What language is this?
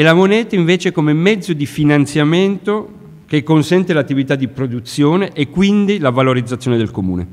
Italian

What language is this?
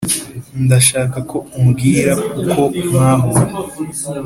Kinyarwanda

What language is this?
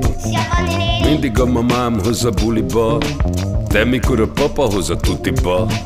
Hungarian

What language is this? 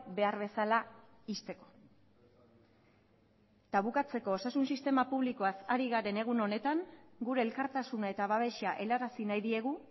Basque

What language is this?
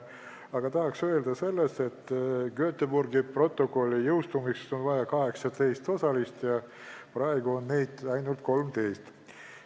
Estonian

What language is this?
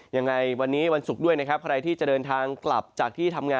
Thai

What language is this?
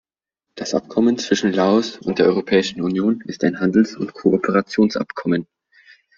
German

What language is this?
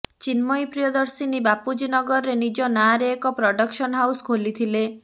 Odia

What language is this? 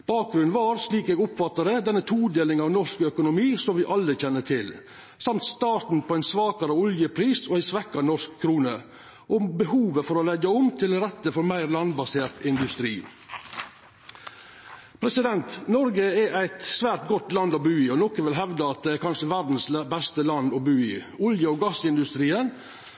Norwegian Nynorsk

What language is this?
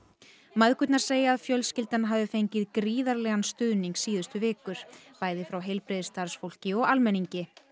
Icelandic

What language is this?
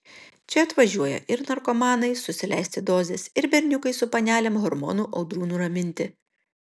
Lithuanian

